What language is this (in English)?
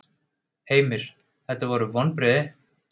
Icelandic